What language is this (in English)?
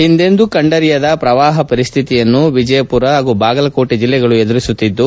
Kannada